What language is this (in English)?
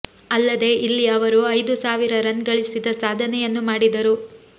Kannada